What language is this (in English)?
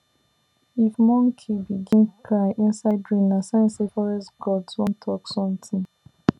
Nigerian Pidgin